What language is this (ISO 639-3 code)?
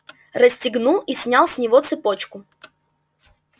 rus